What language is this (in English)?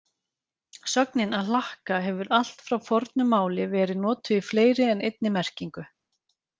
Icelandic